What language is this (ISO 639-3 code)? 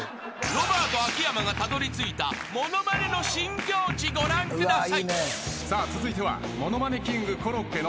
jpn